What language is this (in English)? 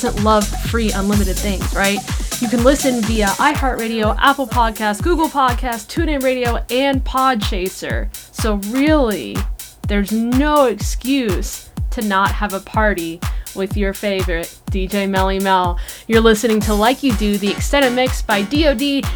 English